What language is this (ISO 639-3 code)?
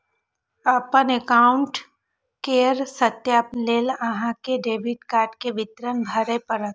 mai